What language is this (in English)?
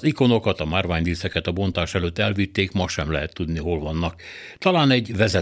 Hungarian